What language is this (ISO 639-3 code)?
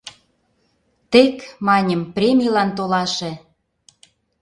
chm